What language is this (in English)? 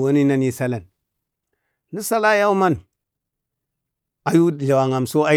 Bade